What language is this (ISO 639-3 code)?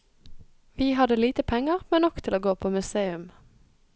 nor